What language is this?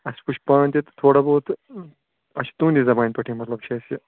Kashmiri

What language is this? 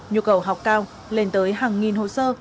Vietnamese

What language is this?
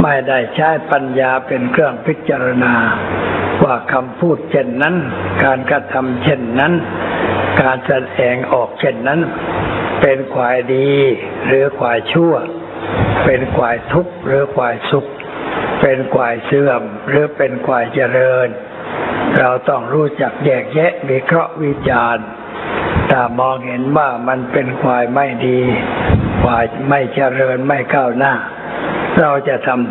Thai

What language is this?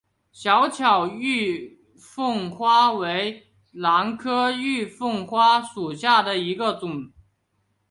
Chinese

